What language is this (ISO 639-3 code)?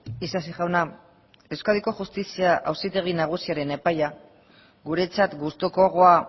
eus